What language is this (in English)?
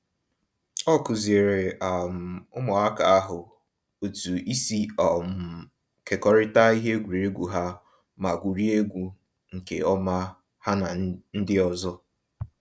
Igbo